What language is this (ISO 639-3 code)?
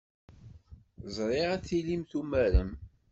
kab